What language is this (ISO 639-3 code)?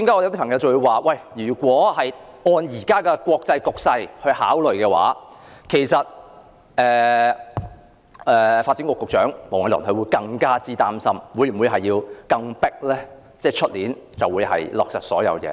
yue